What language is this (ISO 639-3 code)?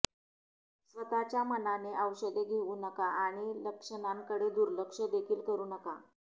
mar